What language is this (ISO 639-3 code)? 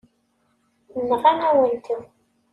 kab